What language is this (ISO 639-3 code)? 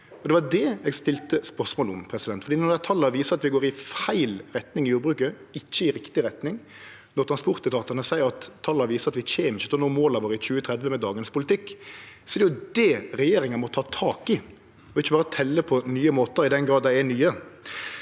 nor